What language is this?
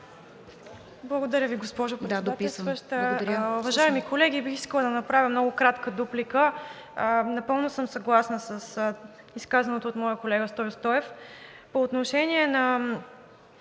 Bulgarian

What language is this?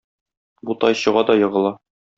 Tatar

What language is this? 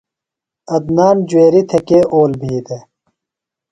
Phalura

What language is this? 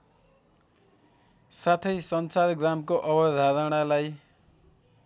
Nepali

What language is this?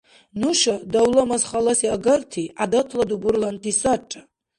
Dargwa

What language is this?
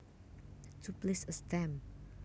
Javanese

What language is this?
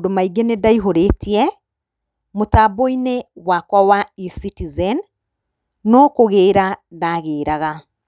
Kikuyu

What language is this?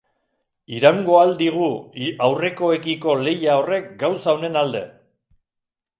Basque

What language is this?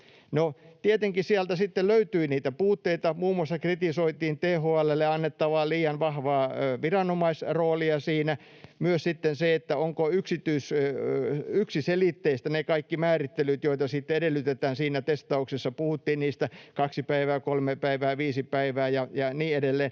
Finnish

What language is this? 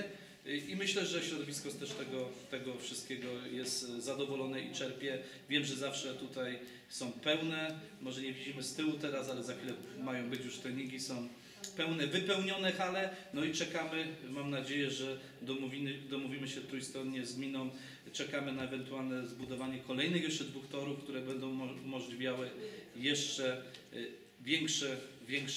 Polish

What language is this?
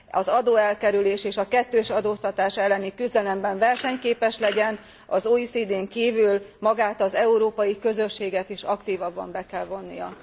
Hungarian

